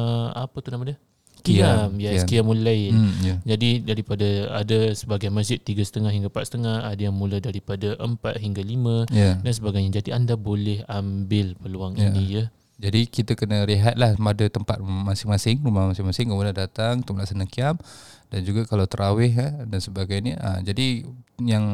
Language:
Malay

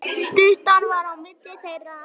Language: Icelandic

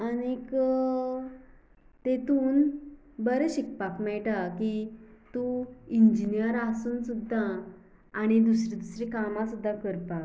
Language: Konkani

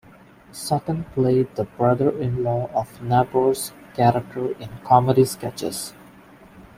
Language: English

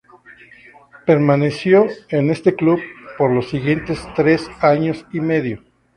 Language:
Spanish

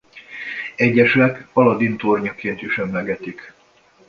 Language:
Hungarian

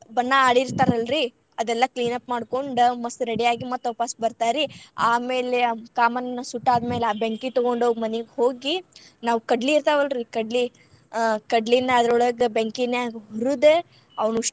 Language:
Kannada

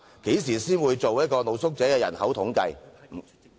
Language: Cantonese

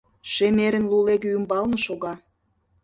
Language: Mari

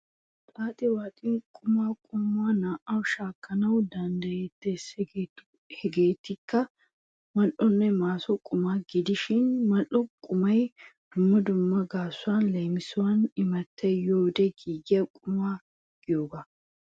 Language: Wolaytta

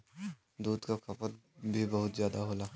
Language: Bhojpuri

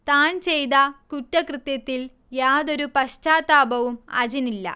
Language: Malayalam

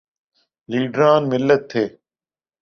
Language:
Urdu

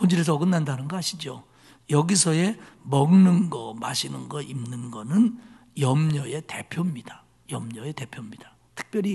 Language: Korean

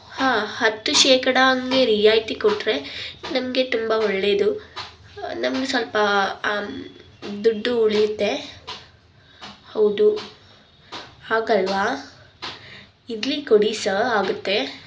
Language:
Kannada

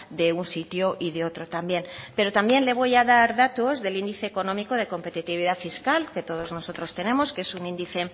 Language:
Spanish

